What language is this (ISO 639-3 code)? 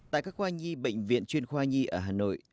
vie